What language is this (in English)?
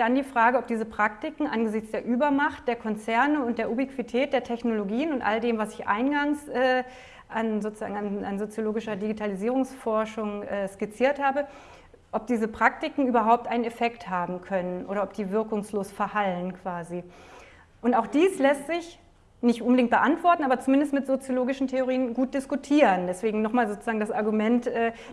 German